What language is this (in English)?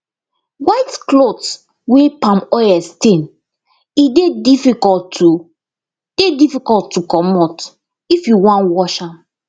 Nigerian Pidgin